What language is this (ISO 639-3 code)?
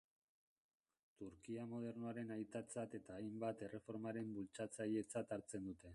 eus